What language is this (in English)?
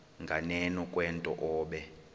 Xhosa